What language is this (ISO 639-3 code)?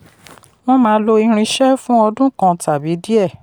yor